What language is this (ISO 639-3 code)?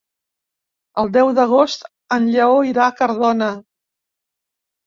cat